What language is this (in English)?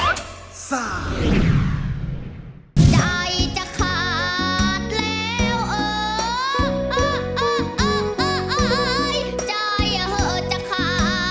Thai